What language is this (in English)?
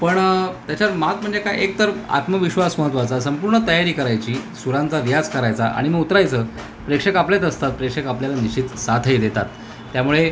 Marathi